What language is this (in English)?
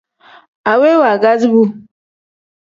Tem